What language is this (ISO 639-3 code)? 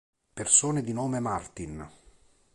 ita